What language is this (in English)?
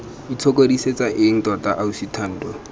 Tswana